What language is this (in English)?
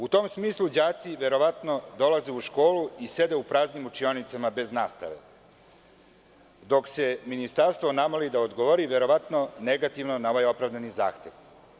Serbian